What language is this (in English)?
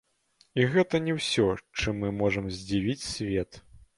Belarusian